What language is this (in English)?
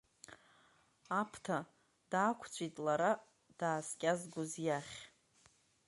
Abkhazian